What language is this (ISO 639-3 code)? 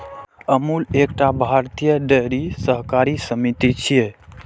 mai